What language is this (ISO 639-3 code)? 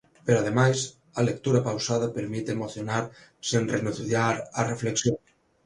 glg